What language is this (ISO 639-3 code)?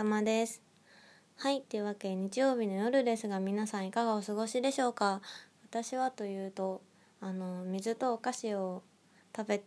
jpn